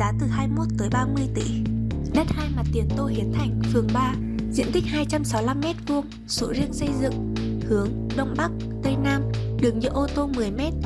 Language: Vietnamese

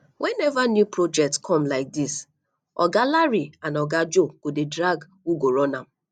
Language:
Nigerian Pidgin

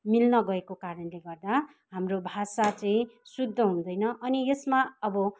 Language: Nepali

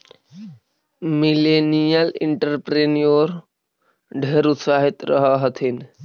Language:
Magahi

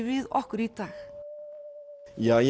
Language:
Icelandic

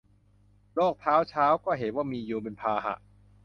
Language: Thai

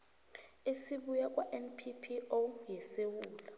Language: South Ndebele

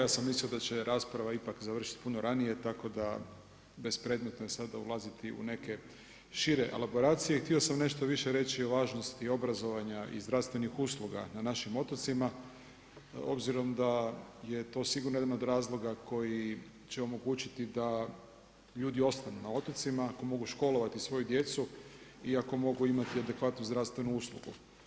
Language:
Croatian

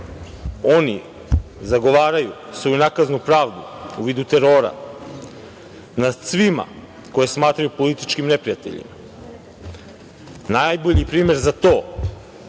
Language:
Serbian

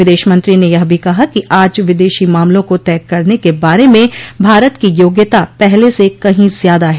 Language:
Hindi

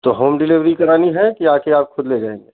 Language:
Hindi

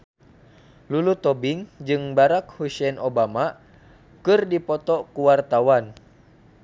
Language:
Sundanese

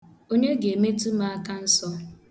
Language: Igbo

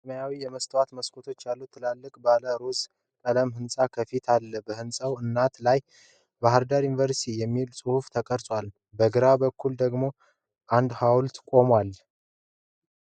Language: Amharic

